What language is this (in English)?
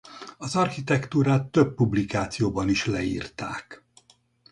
Hungarian